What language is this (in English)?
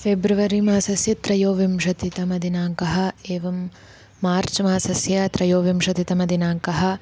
Sanskrit